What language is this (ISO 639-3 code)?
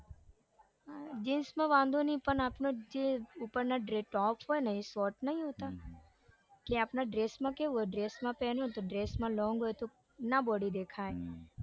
guj